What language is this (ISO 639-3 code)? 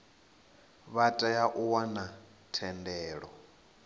ven